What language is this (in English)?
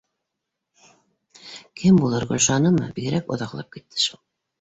Bashkir